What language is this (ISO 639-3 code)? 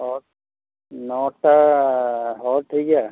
sat